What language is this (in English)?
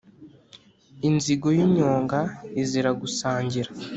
Kinyarwanda